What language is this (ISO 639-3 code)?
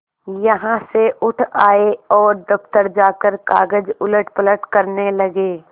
hin